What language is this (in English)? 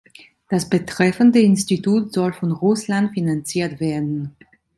German